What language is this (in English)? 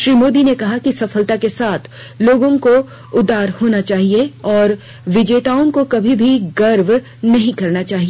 Hindi